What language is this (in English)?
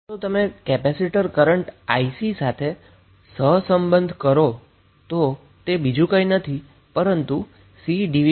Gujarati